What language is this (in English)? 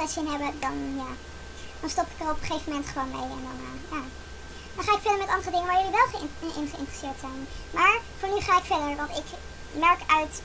Dutch